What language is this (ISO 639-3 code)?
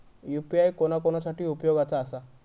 mar